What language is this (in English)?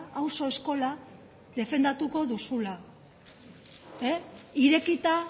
Basque